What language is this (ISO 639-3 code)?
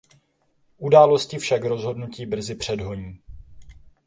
ces